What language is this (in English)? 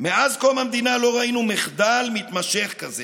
Hebrew